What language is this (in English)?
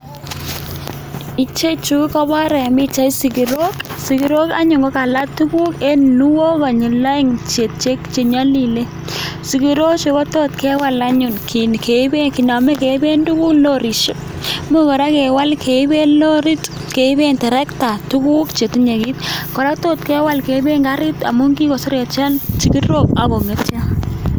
Kalenjin